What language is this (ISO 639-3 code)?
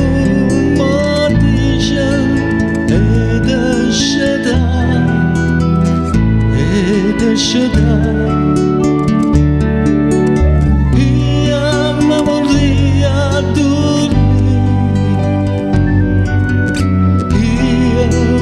ron